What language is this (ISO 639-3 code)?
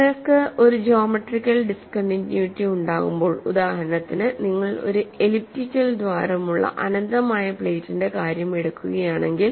mal